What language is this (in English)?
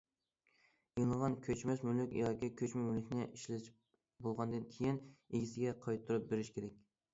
Uyghur